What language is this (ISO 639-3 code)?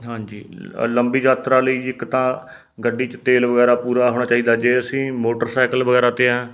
pan